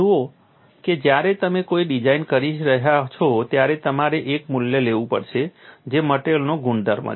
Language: Gujarati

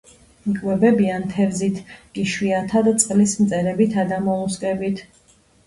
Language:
Georgian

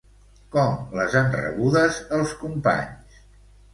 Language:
Catalan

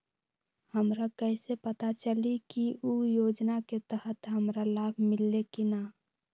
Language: Magahi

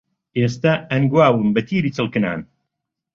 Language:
Central Kurdish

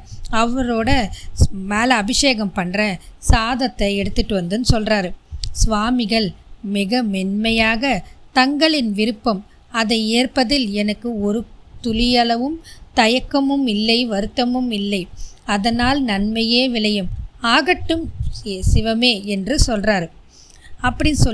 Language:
Tamil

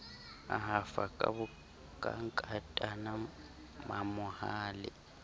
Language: Southern Sotho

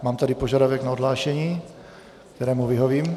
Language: Czech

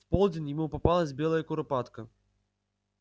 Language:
Russian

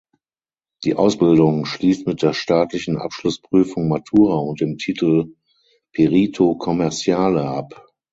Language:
German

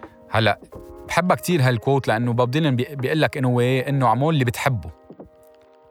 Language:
Arabic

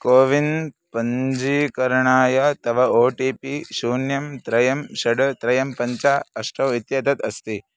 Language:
Sanskrit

